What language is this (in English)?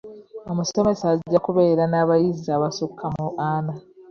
Ganda